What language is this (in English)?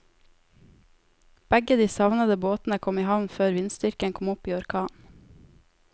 Norwegian